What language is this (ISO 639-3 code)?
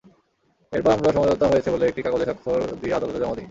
ben